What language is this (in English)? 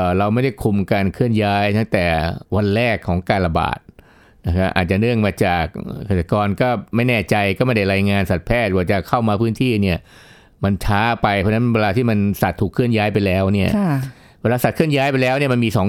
Thai